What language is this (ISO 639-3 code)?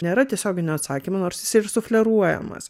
lit